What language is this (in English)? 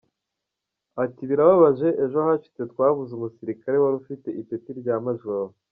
Kinyarwanda